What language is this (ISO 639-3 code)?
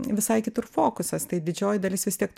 lit